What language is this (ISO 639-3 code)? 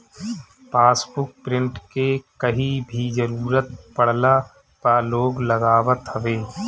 bho